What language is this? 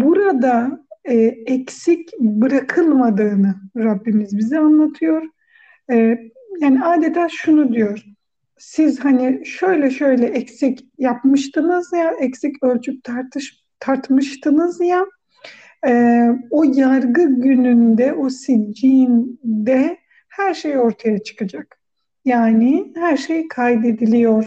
Turkish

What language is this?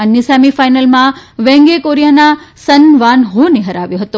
Gujarati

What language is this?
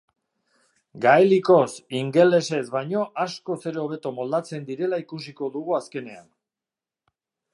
Basque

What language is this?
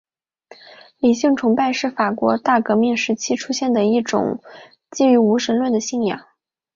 Chinese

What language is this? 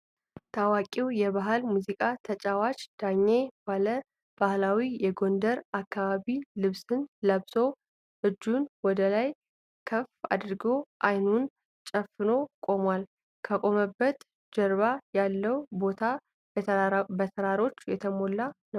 Amharic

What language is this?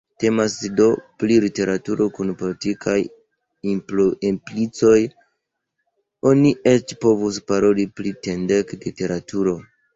Esperanto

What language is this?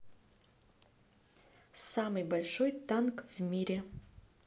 Russian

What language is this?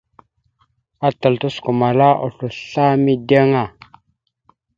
Mada (Cameroon)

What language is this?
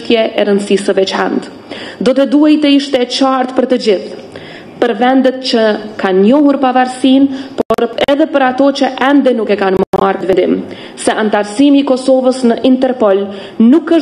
Romanian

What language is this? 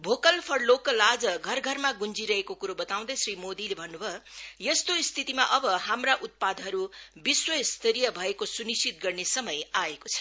Nepali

